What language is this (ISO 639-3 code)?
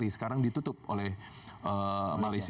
ind